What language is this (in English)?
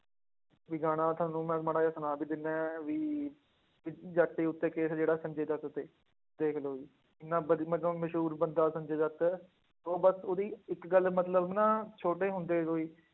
Punjabi